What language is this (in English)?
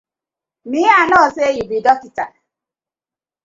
Nigerian Pidgin